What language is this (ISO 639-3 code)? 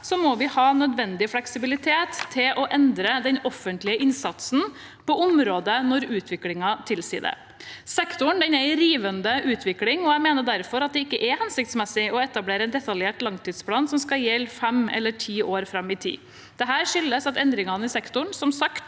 nor